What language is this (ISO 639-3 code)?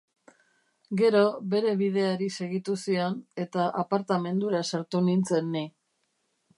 eus